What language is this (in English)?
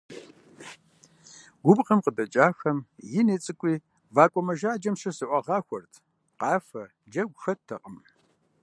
Kabardian